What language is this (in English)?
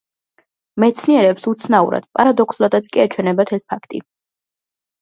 Georgian